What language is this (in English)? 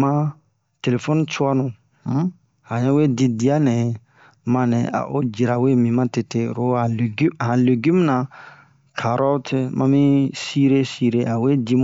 Bomu